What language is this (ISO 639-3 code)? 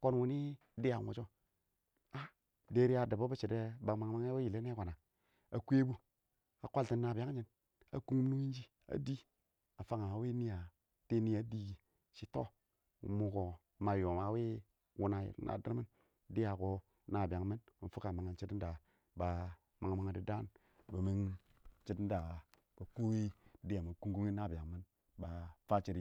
awo